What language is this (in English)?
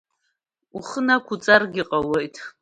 Abkhazian